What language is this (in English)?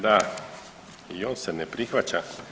Croatian